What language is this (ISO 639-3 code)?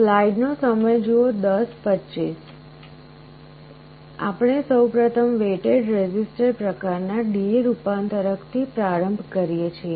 guj